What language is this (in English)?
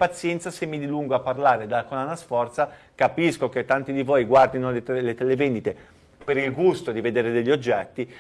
Italian